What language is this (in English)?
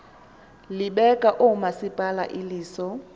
Xhosa